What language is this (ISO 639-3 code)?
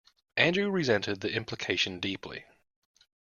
eng